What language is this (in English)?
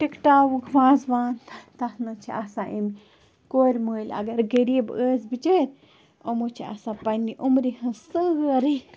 Kashmiri